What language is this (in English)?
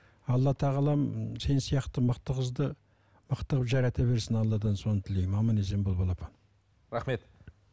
Kazakh